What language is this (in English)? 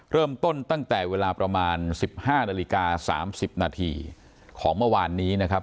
Thai